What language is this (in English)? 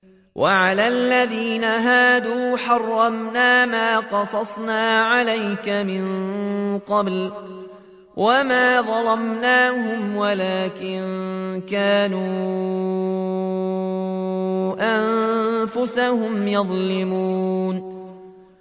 Arabic